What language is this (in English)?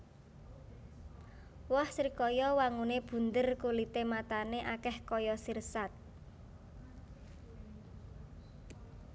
Javanese